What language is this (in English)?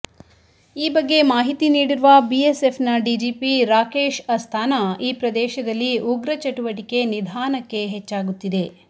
Kannada